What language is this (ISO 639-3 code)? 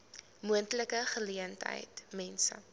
afr